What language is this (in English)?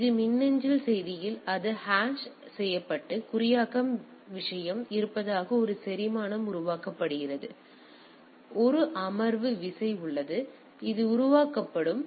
Tamil